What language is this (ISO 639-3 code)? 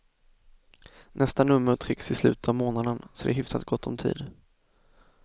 swe